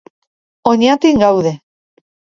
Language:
Basque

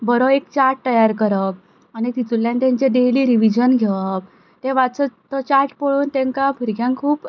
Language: Konkani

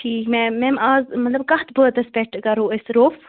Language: Kashmiri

